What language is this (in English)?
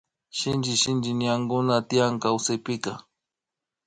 Imbabura Highland Quichua